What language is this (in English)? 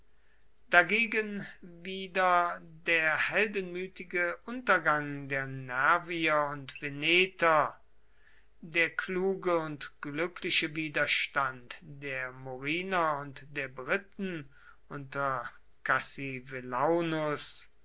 German